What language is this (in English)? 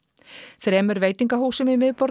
Icelandic